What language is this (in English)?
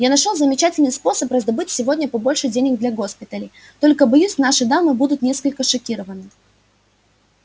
Russian